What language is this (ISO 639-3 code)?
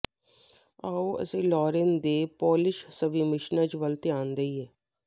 pan